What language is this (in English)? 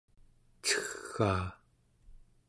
Central Yupik